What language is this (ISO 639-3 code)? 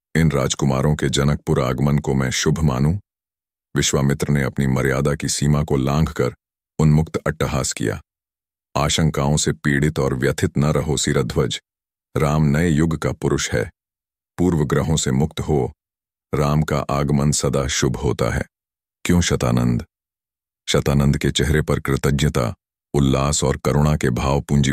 hin